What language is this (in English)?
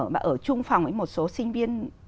Vietnamese